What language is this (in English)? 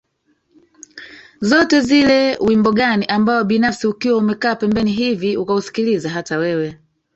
Swahili